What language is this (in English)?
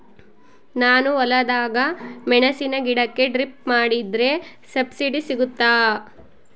Kannada